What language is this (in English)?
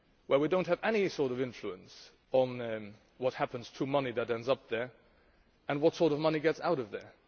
English